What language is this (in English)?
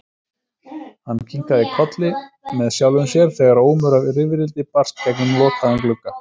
Icelandic